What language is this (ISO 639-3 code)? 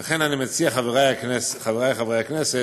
heb